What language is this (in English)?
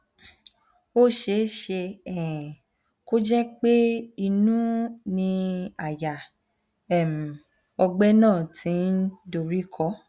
Yoruba